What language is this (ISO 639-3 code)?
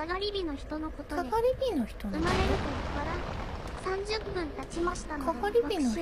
jpn